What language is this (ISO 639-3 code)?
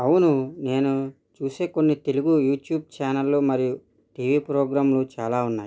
tel